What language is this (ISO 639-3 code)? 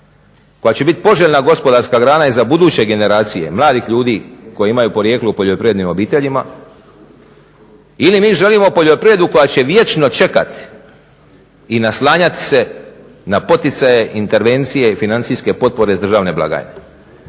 hrv